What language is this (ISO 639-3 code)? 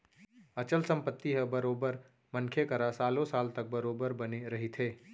hne